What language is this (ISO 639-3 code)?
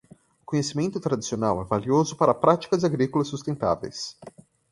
por